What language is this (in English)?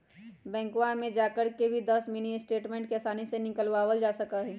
Magahi